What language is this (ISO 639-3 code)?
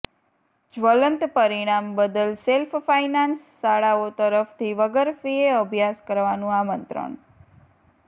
guj